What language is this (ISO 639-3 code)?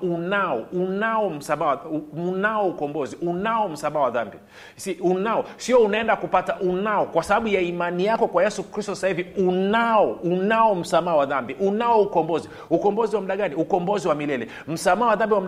swa